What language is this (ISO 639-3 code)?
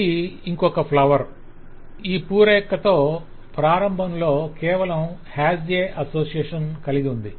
tel